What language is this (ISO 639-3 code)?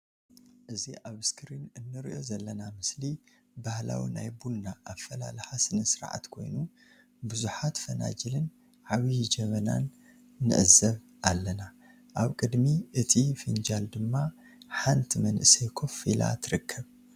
tir